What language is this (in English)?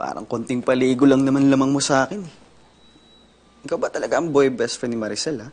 Filipino